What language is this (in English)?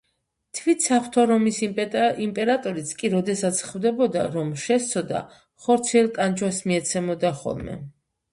Georgian